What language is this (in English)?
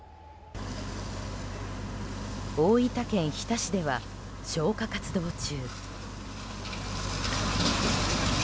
Japanese